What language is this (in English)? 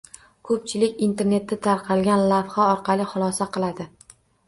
Uzbek